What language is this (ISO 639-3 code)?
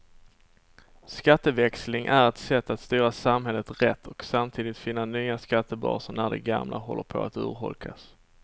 swe